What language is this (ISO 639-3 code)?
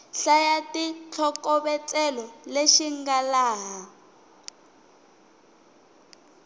tso